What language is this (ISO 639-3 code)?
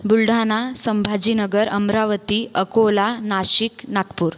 mar